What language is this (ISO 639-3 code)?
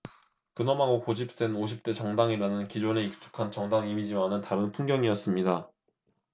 kor